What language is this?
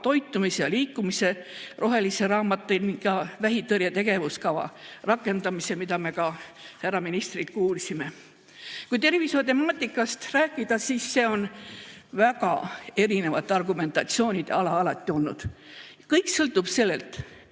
Estonian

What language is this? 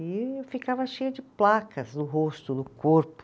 Portuguese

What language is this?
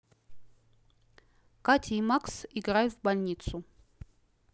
Russian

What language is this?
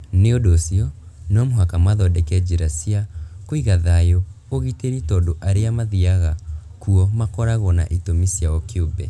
Kikuyu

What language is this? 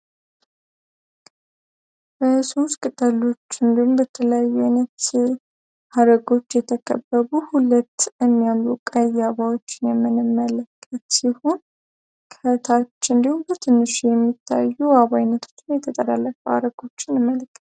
Amharic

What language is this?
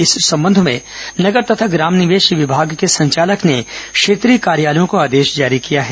Hindi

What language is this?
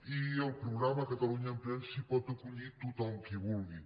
Catalan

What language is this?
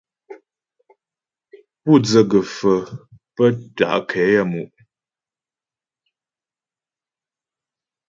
Ghomala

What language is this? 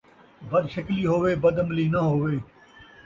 Saraiki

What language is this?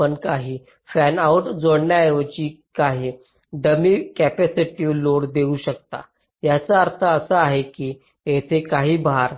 Marathi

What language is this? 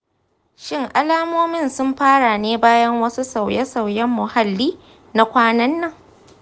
Hausa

